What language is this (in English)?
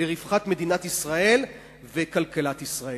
Hebrew